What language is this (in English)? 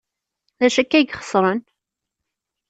Kabyle